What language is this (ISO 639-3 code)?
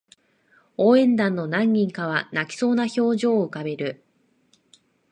jpn